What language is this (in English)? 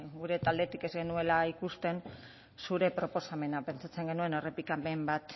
Basque